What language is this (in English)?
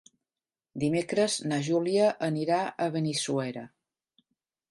Catalan